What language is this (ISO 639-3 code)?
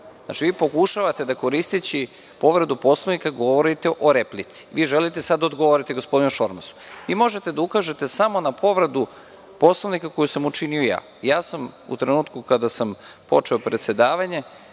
srp